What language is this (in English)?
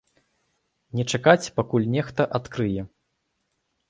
Belarusian